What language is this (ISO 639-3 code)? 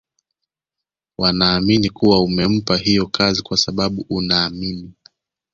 swa